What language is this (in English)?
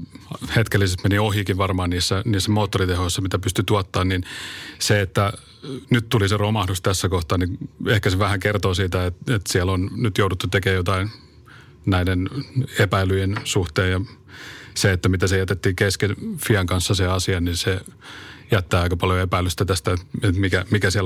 Finnish